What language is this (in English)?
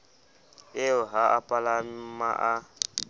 Southern Sotho